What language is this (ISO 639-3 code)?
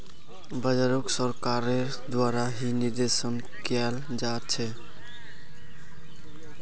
mag